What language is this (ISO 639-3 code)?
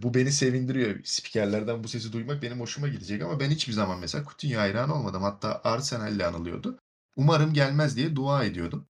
tur